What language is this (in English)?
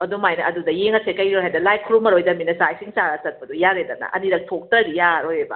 Manipuri